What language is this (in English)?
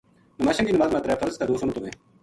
Gujari